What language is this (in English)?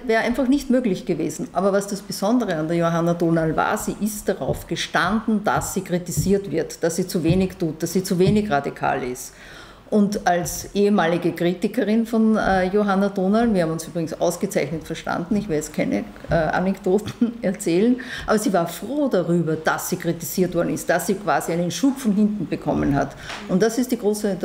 German